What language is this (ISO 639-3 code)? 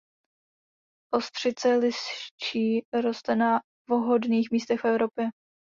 ces